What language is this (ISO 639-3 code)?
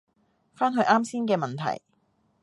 yue